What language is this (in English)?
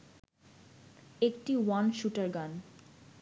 Bangla